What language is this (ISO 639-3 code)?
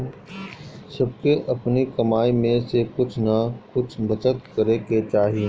bho